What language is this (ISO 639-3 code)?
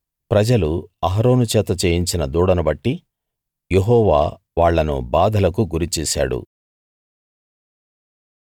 tel